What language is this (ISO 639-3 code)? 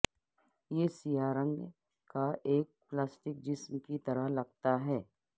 urd